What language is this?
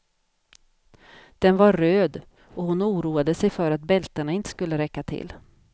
Swedish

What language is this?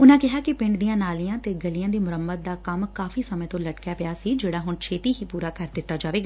Punjabi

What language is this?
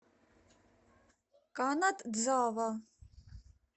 Russian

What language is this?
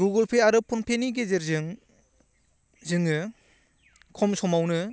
Bodo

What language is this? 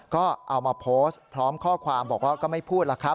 Thai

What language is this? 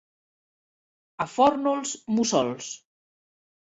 Catalan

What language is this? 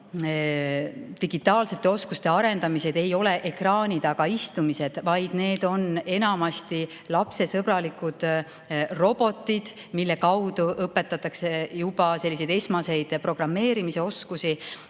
Estonian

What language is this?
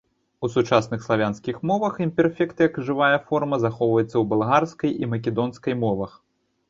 Belarusian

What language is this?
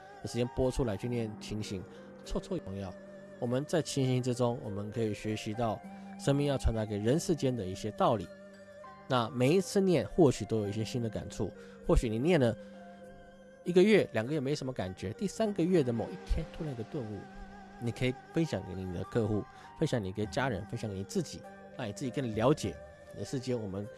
Chinese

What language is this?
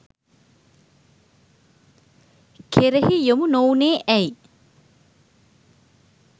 Sinhala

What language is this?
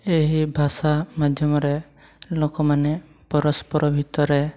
Odia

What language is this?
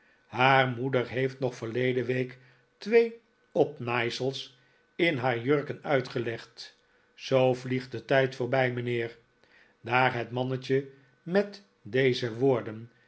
Dutch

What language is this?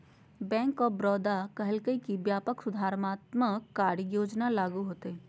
Magahi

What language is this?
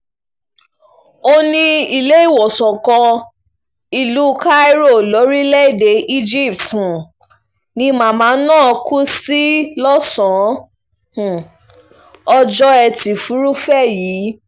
Yoruba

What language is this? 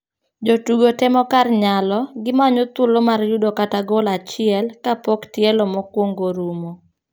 Luo (Kenya and Tanzania)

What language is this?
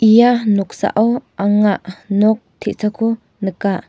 Garo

